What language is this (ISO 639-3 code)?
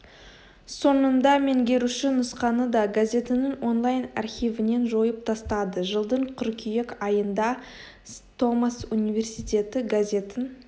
kaz